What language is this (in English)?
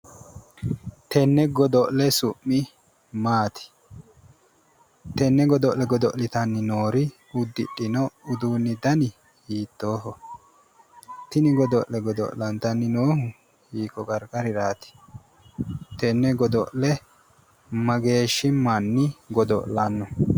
Sidamo